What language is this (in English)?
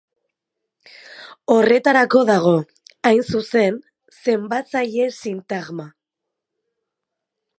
Basque